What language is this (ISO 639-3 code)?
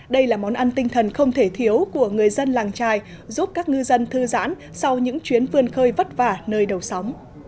vie